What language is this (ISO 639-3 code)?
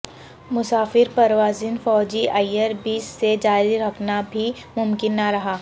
urd